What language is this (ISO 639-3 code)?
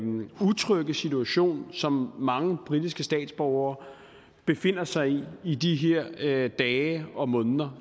dan